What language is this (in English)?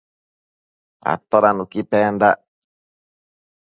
Matsés